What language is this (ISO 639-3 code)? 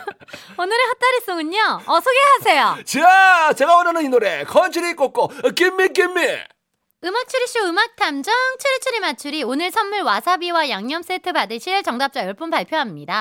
kor